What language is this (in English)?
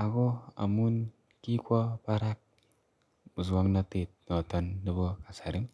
Kalenjin